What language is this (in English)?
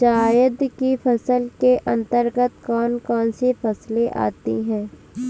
Hindi